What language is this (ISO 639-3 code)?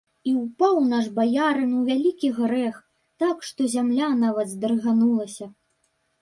bel